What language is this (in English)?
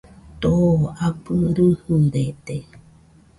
Nüpode Huitoto